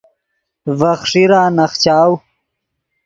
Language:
Yidgha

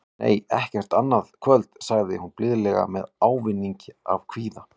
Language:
Icelandic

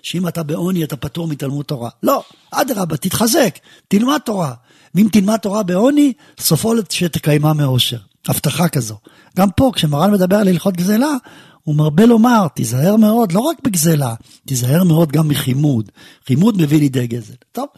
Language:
Hebrew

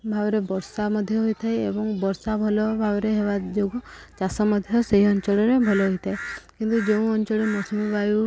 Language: Odia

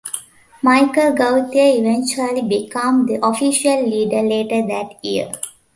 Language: English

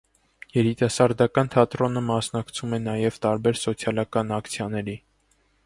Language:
Armenian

